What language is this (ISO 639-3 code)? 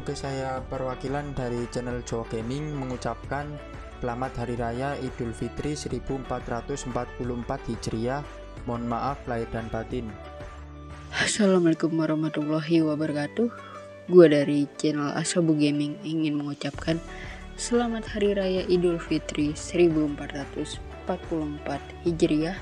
ind